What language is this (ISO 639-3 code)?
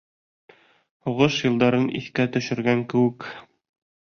bak